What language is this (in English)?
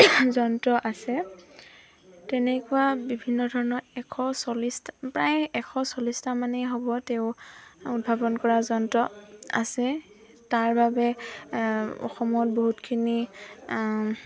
Assamese